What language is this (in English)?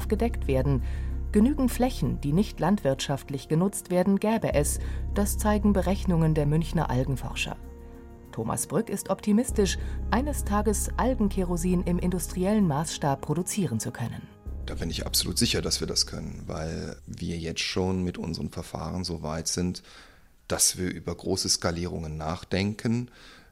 German